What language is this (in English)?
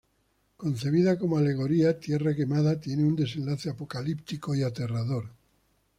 Spanish